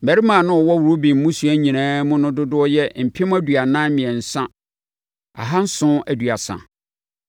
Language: Akan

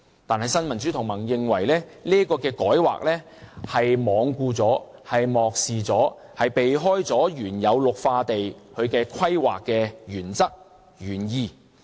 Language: Cantonese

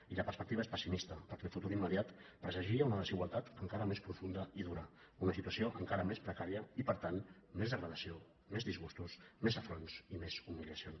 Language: Catalan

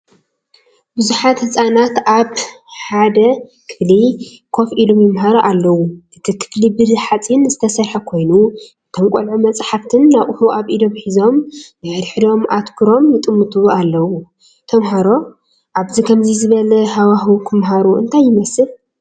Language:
Tigrinya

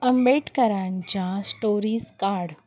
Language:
Marathi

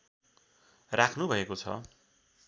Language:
Nepali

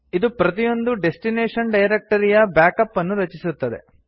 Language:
Kannada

